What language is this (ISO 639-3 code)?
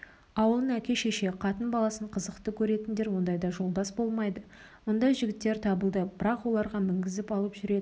kaz